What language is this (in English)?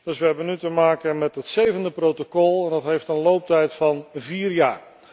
Dutch